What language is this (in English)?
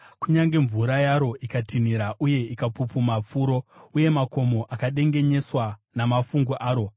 Shona